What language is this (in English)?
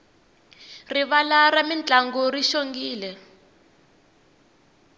Tsonga